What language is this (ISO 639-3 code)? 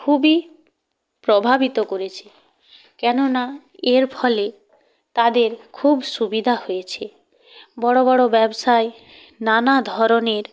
ben